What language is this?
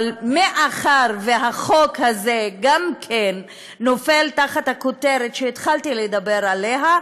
Hebrew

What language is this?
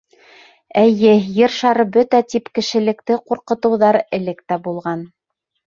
Bashkir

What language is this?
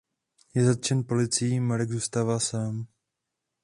Czech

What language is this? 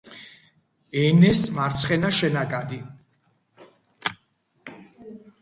Georgian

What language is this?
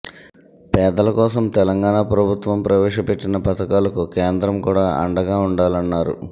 Telugu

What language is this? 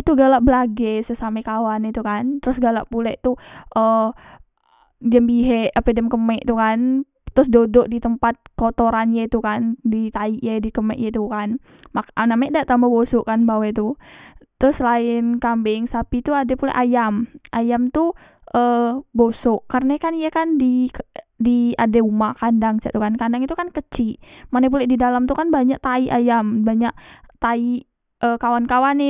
Musi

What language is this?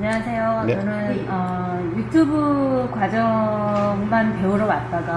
Korean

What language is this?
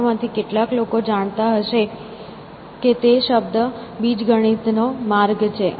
Gujarati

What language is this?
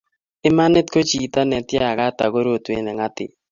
Kalenjin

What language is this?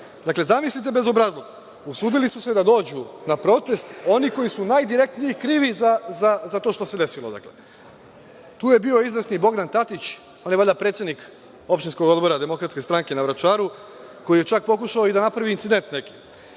Serbian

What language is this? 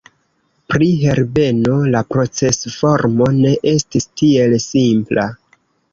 Esperanto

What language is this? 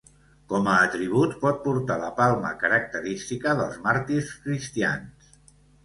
Catalan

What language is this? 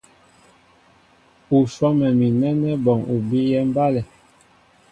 Mbo (Cameroon)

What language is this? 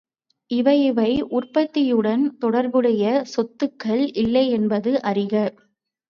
Tamil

